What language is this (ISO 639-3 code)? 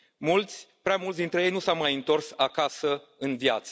ron